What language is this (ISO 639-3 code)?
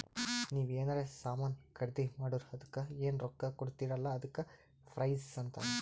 kan